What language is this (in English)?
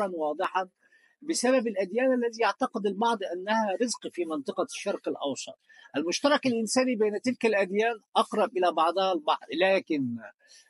Arabic